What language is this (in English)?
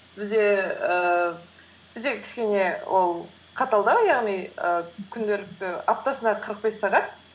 Kazakh